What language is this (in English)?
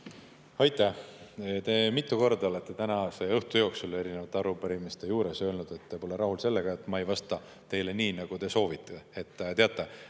Estonian